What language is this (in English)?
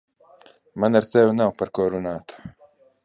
Latvian